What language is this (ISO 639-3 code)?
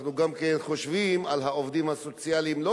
heb